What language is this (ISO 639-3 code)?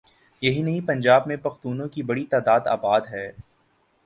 urd